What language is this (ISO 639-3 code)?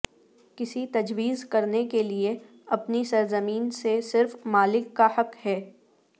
urd